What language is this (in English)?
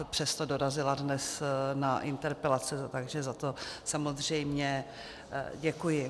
Czech